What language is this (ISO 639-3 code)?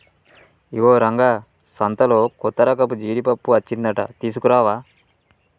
tel